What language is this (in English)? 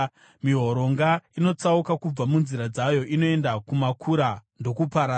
Shona